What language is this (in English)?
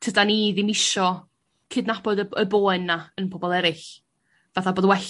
Welsh